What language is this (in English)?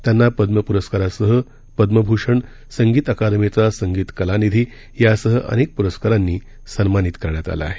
Marathi